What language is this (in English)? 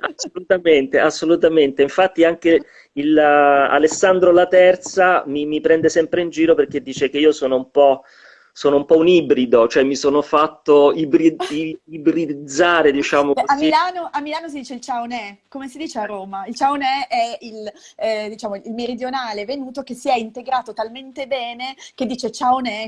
Italian